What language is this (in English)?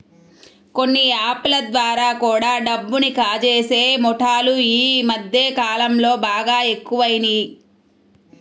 Telugu